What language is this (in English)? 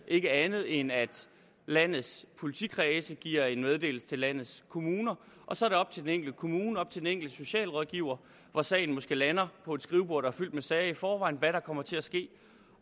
Danish